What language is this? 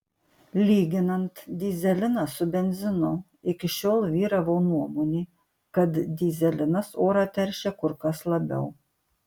Lithuanian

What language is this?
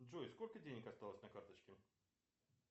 Russian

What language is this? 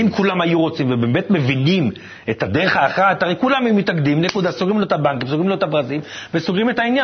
Hebrew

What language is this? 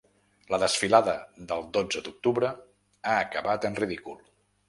Catalan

